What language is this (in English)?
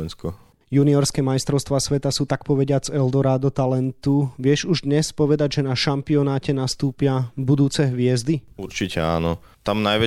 Slovak